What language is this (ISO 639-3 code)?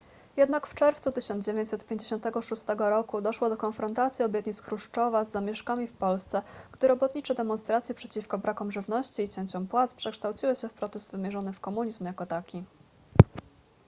pol